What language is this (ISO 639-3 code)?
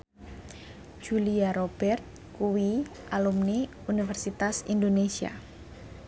jav